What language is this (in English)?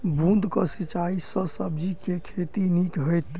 Maithili